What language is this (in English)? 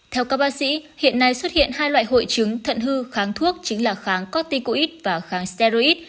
Vietnamese